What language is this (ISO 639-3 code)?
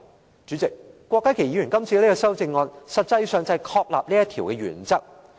yue